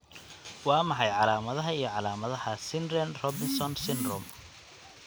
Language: Somali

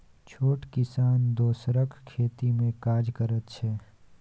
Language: Maithili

